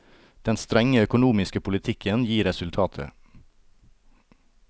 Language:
Norwegian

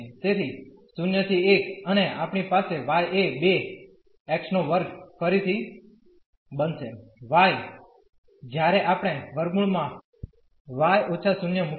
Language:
Gujarati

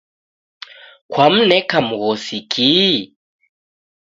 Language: Taita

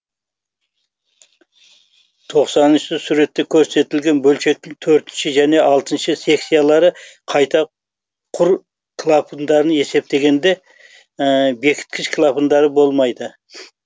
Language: Kazakh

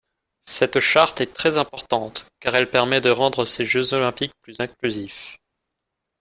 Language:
French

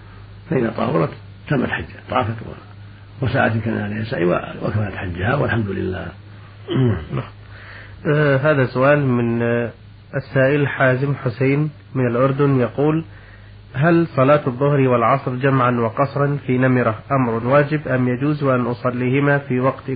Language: Arabic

